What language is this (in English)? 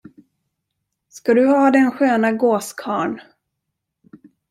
Swedish